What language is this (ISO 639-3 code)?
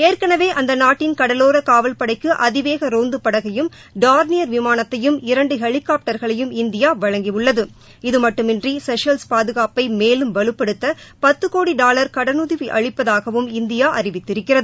tam